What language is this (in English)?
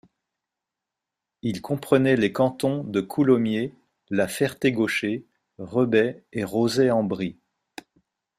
French